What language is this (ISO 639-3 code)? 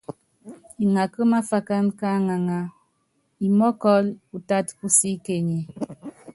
yav